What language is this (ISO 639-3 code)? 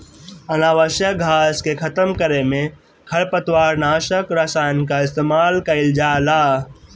bho